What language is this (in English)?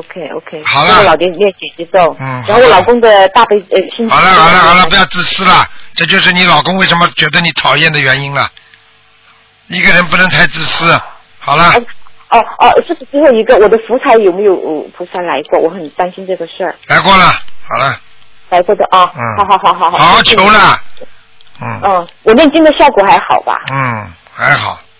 Chinese